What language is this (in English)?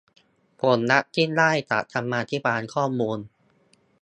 Thai